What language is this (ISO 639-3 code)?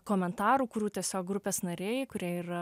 lit